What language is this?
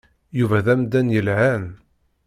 Kabyle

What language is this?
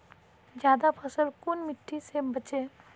Magahi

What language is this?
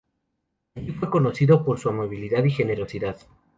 Spanish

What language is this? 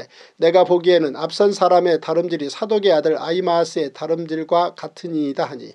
Korean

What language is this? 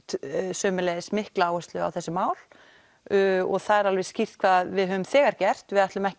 Icelandic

